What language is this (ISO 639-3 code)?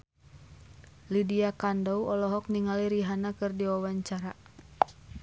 sun